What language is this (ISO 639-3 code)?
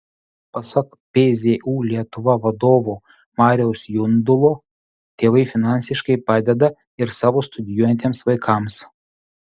lit